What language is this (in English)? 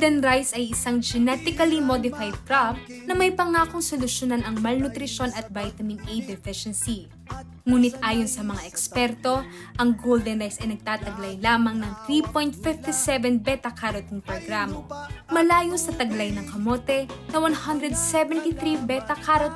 Filipino